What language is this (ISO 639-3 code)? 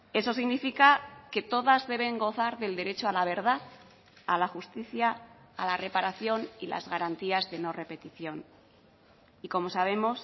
spa